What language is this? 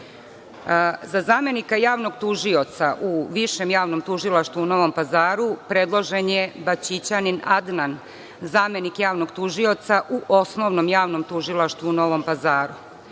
Serbian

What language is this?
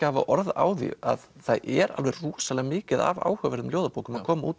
Icelandic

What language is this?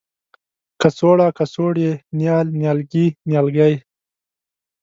Pashto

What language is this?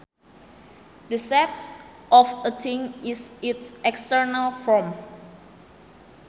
Sundanese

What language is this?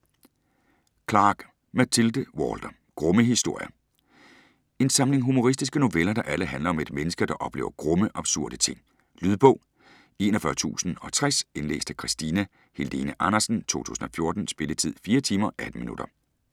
Danish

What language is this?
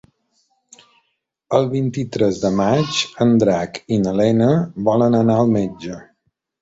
Catalan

